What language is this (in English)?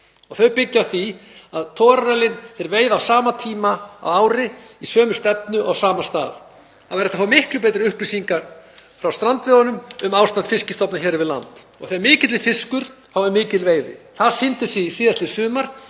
Icelandic